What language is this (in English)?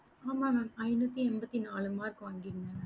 Tamil